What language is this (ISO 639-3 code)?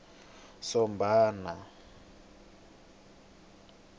tso